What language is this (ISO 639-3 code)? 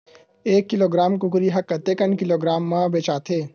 hne